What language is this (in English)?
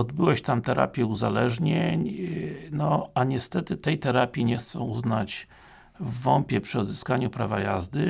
Polish